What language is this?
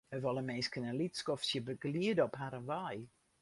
Western Frisian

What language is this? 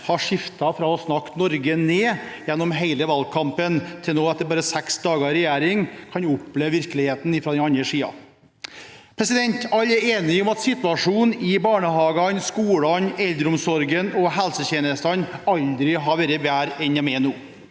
Norwegian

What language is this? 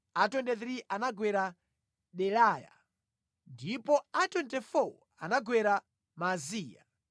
Nyanja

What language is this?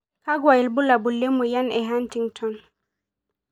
Masai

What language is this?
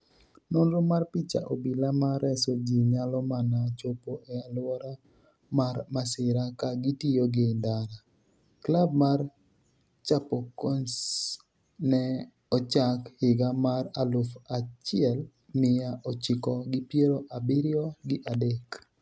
Luo (Kenya and Tanzania)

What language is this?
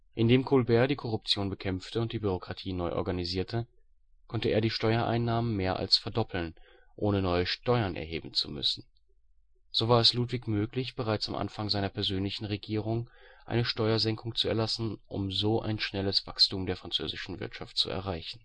German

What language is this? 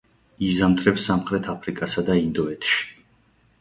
Georgian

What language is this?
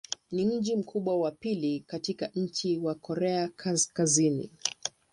Swahili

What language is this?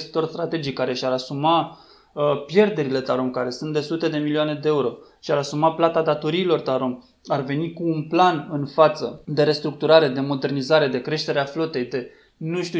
Romanian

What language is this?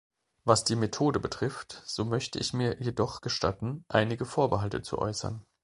German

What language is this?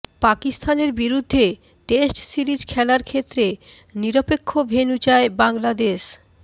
Bangla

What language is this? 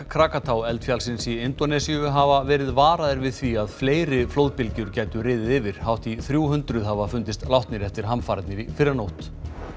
Icelandic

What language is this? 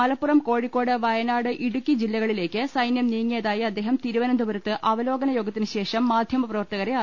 Malayalam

